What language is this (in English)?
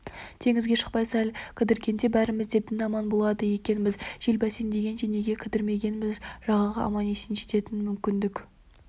Kazakh